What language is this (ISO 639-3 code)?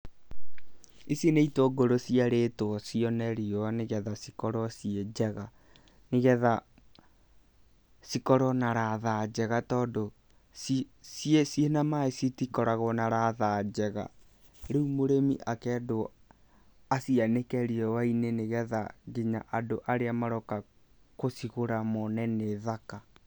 kik